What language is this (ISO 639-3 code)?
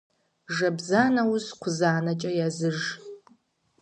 kbd